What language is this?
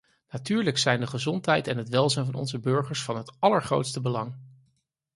Dutch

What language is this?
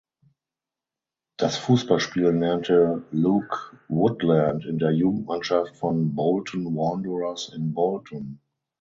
German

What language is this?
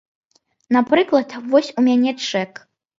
Belarusian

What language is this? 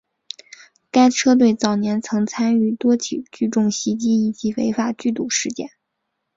Chinese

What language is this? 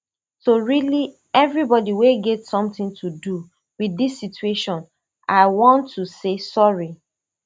Nigerian Pidgin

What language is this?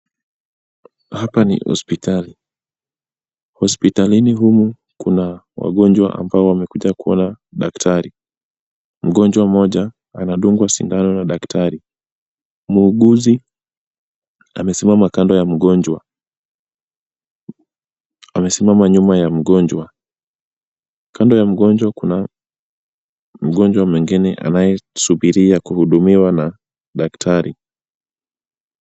Swahili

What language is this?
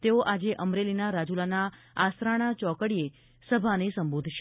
Gujarati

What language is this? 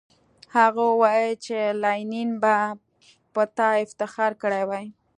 Pashto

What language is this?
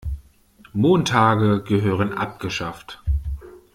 German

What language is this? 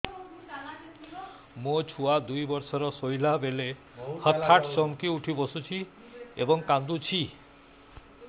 Odia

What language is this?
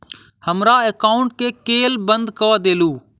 Maithili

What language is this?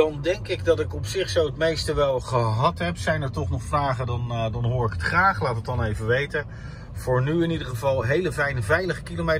Dutch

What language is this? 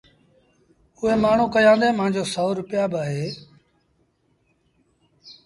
Sindhi Bhil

